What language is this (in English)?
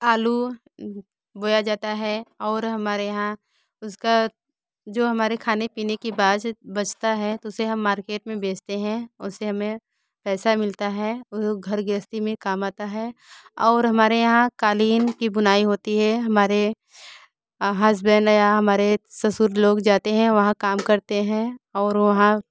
Hindi